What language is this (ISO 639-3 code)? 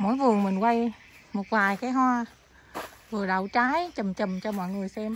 vie